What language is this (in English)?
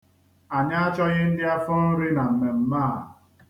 Igbo